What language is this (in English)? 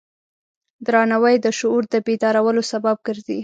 Pashto